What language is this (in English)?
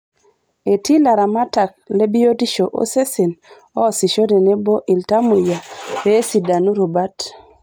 Masai